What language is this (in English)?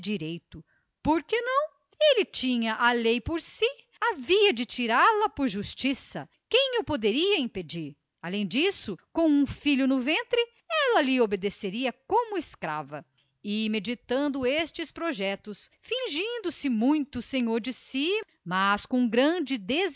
Portuguese